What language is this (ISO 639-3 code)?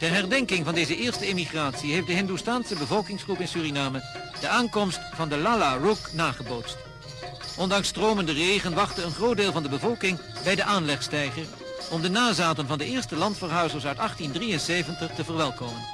nld